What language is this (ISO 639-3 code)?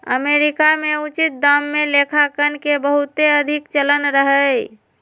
mag